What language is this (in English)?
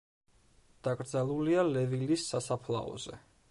Georgian